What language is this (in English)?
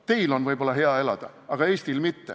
Estonian